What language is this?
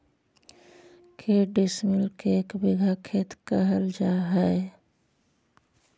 Magahi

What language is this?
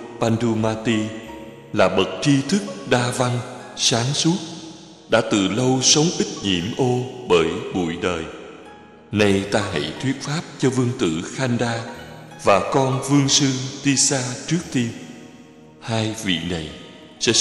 Vietnamese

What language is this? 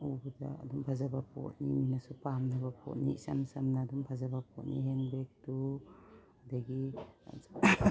Manipuri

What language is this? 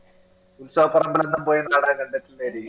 Malayalam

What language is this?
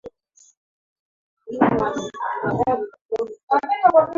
Swahili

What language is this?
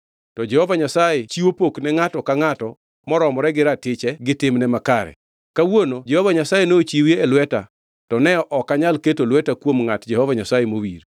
Luo (Kenya and Tanzania)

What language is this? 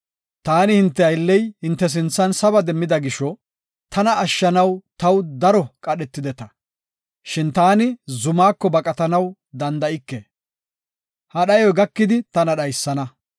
Gofa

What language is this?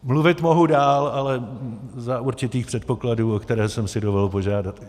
Czech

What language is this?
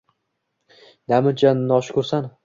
Uzbek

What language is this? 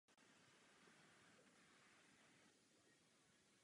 Czech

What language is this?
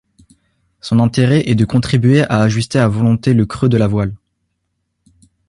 French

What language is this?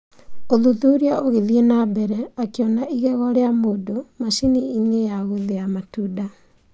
Kikuyu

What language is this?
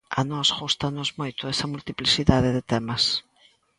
Galician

